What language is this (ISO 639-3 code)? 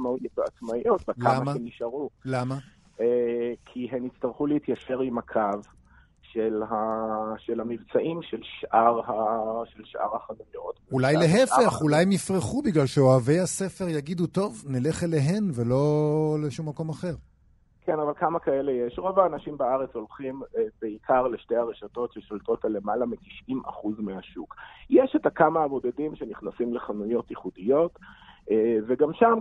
heb